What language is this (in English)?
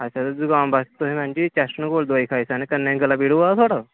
Dogri